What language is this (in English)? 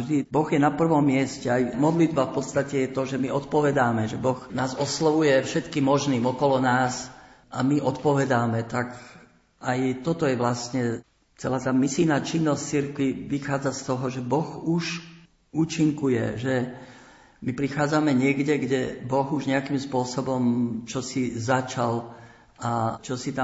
Slovak